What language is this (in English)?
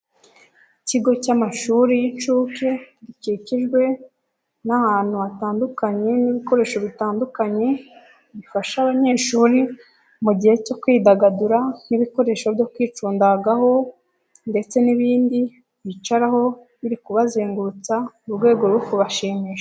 Kinyarwanda